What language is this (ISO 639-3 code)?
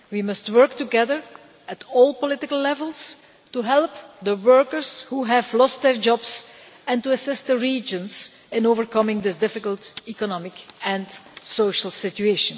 eng